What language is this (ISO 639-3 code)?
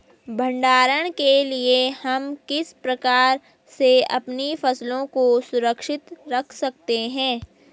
hin